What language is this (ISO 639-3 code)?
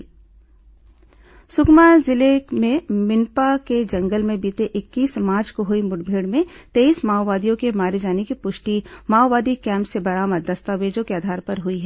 hin